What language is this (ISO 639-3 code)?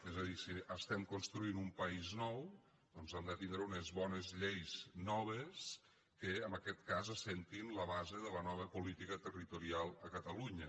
cat